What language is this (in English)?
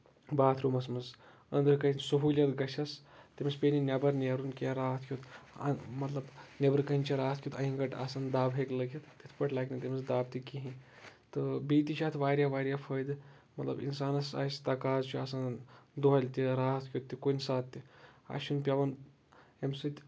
Kashmiri